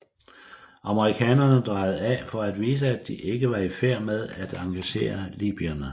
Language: Danish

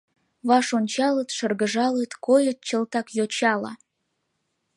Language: Mari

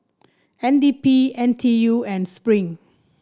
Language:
English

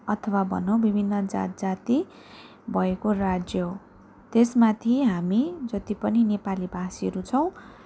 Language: Nepali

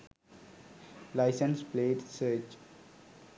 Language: Sinhala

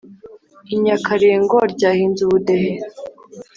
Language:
Kinyarwanda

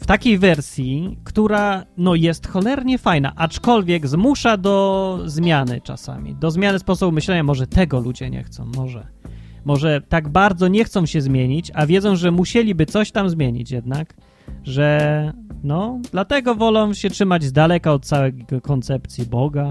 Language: Polish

